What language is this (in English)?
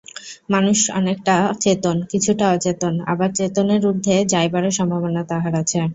Bangla